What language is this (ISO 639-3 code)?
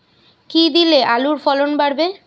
ben